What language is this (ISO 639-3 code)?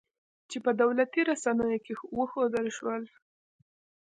pus